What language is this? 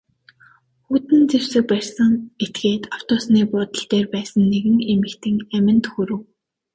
Mongolian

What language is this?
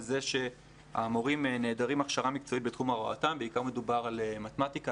Hebrew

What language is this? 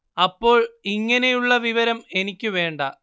Malayalam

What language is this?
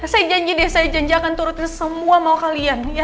Indonesian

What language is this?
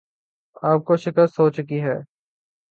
Urdu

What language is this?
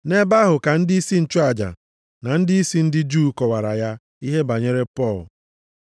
Igbo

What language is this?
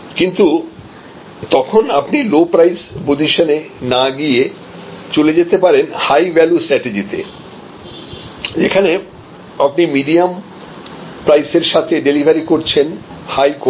Bangla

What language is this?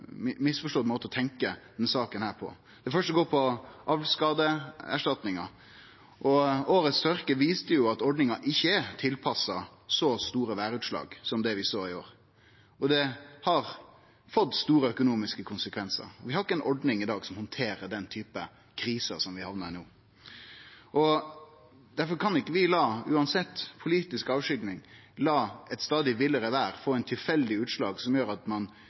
Norwegian Nynorsk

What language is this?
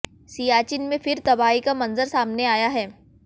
Hindi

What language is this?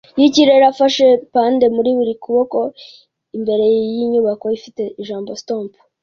Kinyarwanda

